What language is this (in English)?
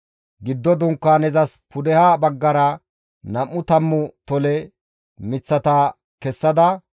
Gamo